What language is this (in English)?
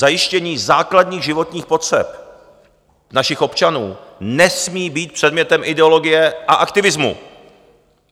Czech